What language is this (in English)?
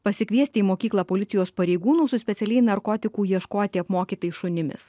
Lithuanian